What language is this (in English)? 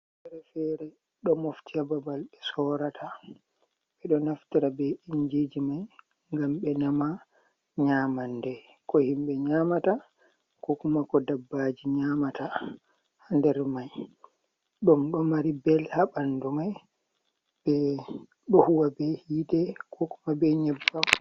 Fula